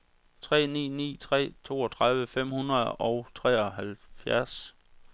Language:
Danish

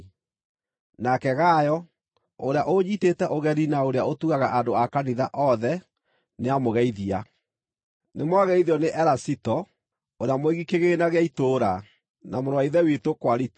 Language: Kikuyu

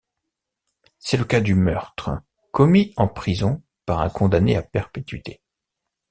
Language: French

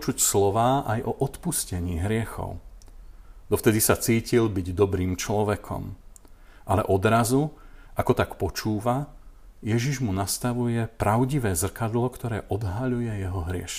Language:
Slovak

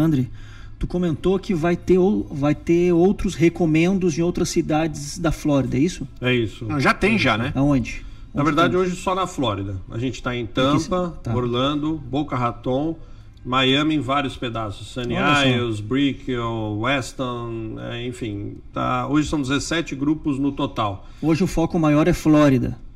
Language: Portuguese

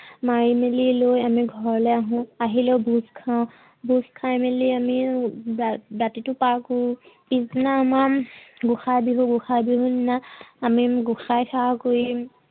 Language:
Assamese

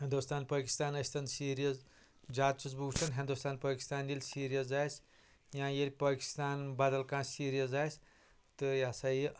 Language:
Kashmiri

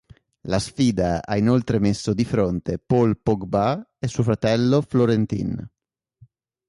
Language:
Italian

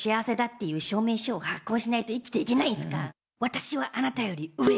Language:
Japanese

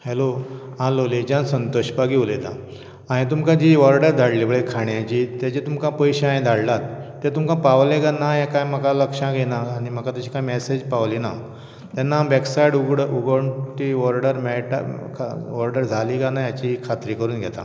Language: Konkani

